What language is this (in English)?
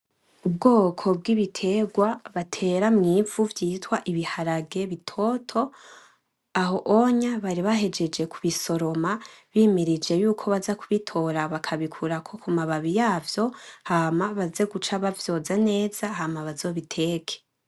Rundi